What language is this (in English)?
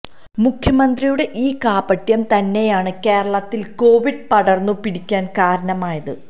Malayalam